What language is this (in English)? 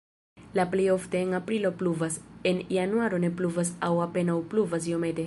Esperanto